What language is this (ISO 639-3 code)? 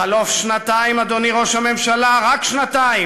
heb